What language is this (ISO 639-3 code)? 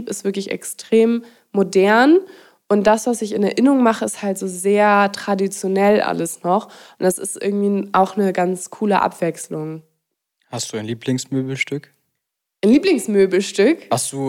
deu